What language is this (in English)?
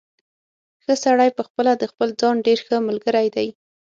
Pashto